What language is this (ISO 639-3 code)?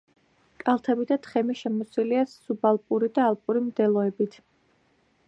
kat